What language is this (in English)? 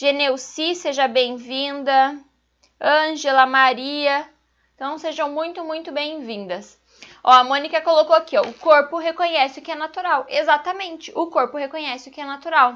Portuguese